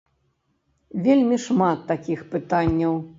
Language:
Belarusian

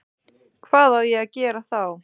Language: Icelandic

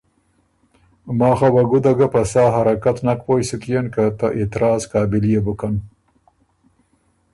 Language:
Ormuri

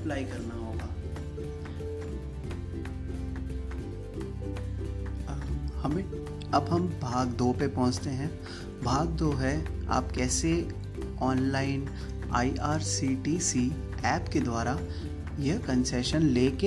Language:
Hindi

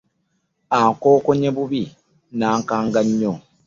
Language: Ganda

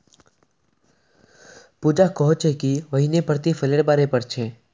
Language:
Magahi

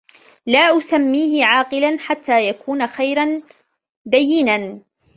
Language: Arabic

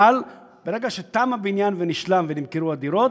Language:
Hebrew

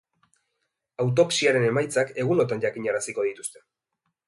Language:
Basque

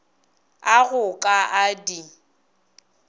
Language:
Northern Sotho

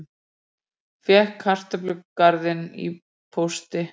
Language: Icelandic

